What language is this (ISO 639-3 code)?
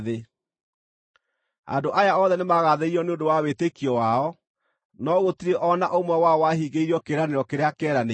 kik